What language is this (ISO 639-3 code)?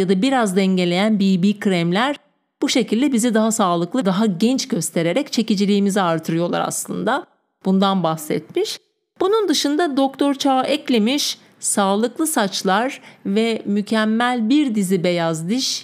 tur